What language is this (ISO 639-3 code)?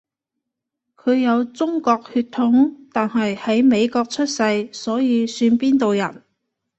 yue